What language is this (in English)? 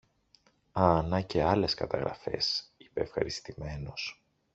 Greek